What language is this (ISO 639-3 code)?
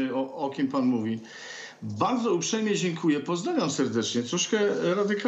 pol